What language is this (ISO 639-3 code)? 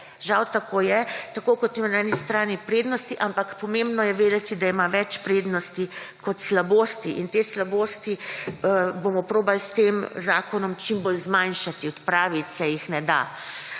slv